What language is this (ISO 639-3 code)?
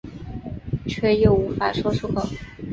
zho